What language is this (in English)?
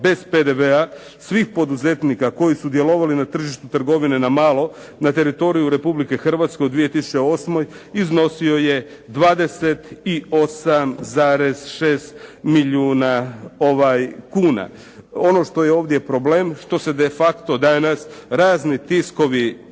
Croatian